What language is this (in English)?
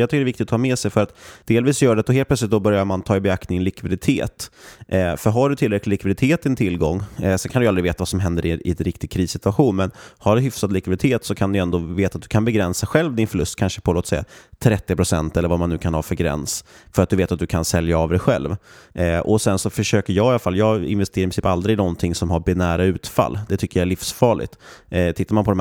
Swedish